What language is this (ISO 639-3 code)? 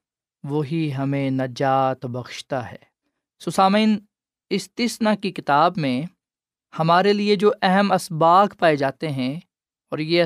urd